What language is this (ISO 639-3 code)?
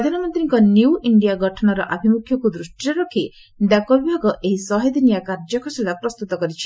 ori